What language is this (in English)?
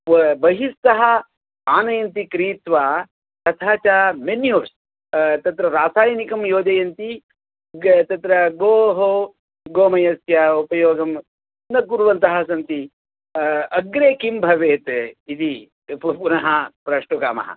Sanskrit